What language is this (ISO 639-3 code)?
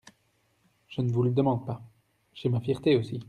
fra